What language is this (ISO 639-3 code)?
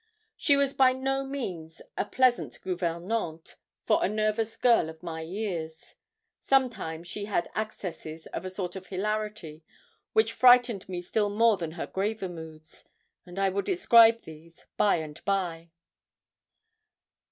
eng